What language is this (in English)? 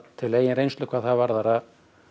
Icelandic